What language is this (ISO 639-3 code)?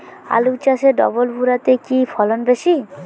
ben